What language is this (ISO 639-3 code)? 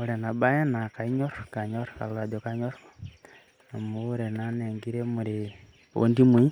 mas